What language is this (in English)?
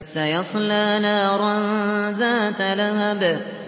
Arabic